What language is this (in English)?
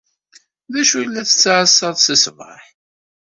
Kabyle